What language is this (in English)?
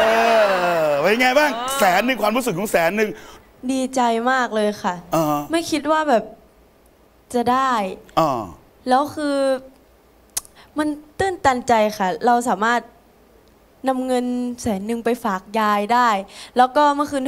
Thai